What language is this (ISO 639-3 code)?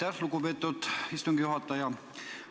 est